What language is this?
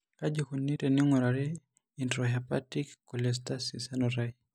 Masai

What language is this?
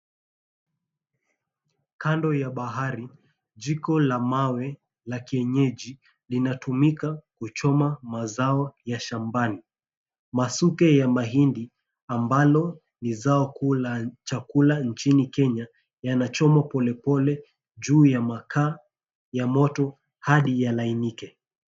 Swahili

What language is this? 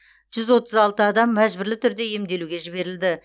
Kazakh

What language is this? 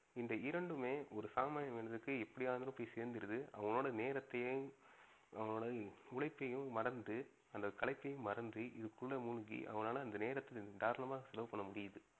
Tamil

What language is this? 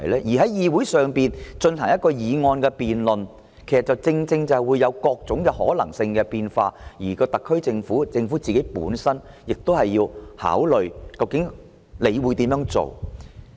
Cantonese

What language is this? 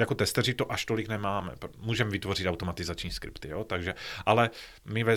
Czech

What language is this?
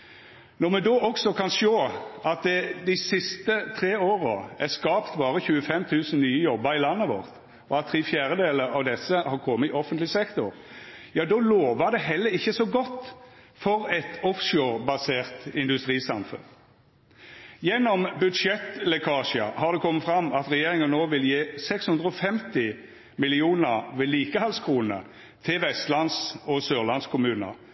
Norwegian Nynorsk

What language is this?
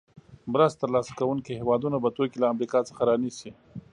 Pashto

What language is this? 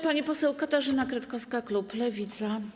Polish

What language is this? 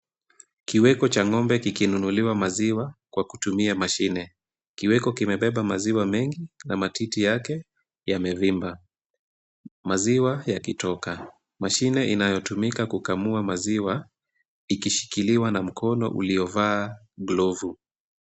Swahili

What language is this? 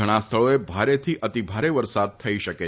Gujarati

